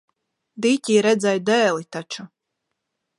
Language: Latvian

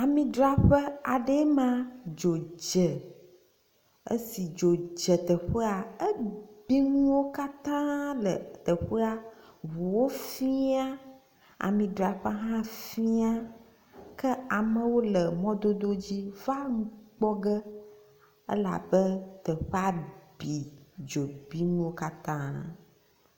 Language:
Ewe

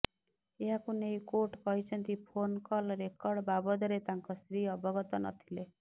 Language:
Odia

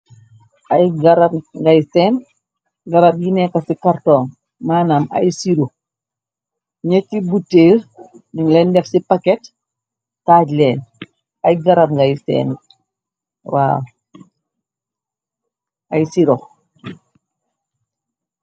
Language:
Wolof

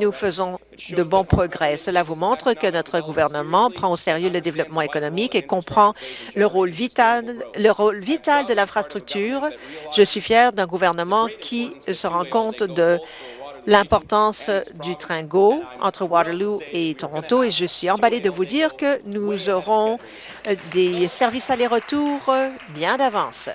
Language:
French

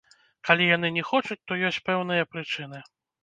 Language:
Belarusian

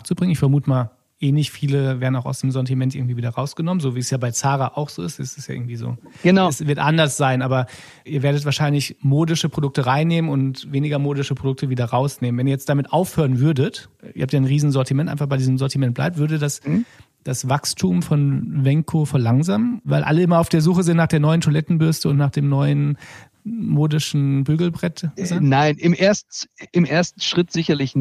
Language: German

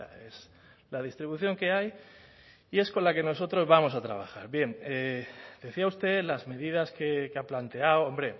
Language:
Spanish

